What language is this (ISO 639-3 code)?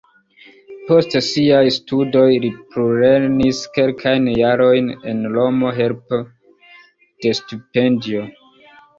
epo